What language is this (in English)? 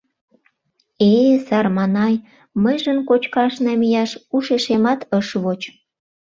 Mari